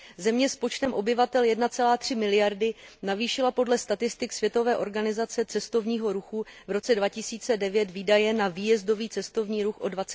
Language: Czech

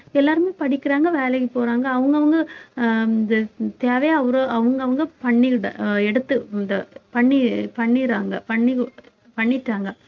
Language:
Tamil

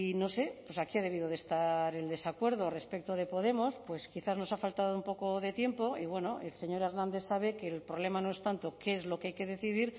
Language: Spanish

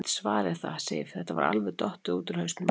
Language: Icelandic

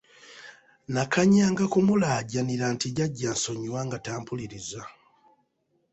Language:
Ganda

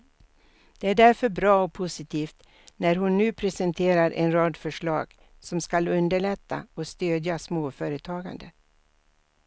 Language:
Swedish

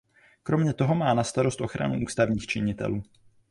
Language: Czech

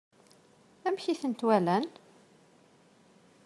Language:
Kabyle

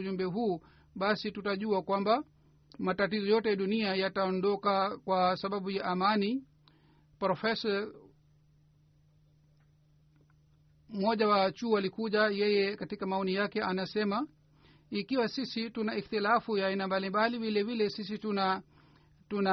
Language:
Swahili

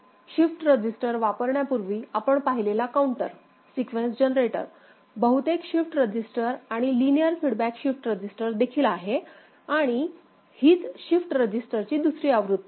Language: Marathi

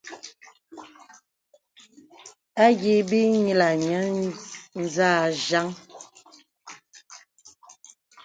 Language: Bebele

